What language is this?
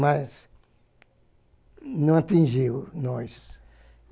Portuguese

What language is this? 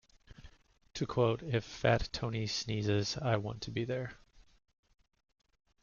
English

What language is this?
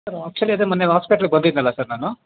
Kannada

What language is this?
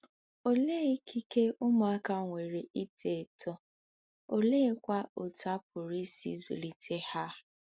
Igbo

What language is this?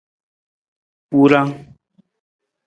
Nawdm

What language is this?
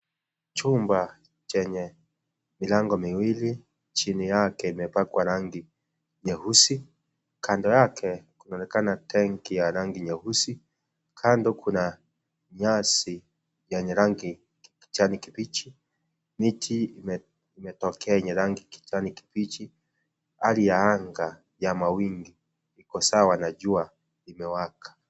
Swahili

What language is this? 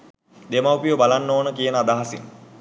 Sinhala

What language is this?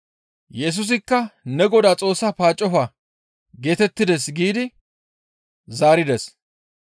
Gamo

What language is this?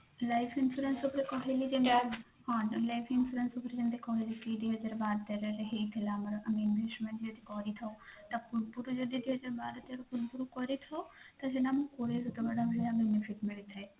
Odia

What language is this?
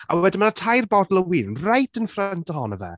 Welsh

